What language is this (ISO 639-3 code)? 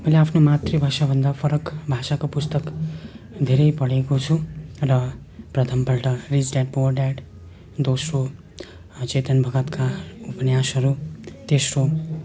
nep